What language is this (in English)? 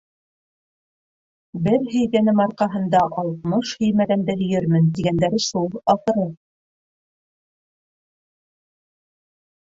Bashkir